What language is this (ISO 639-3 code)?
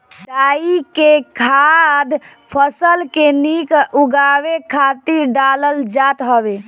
bho